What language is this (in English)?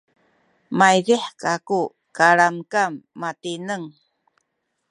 Sakizaya